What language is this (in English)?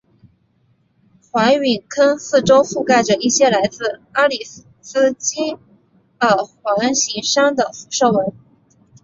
Chinese